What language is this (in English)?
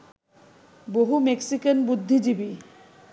Bangla